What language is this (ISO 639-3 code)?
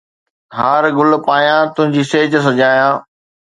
snd